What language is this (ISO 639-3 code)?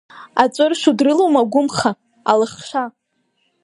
abk